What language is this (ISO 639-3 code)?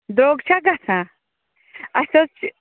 kas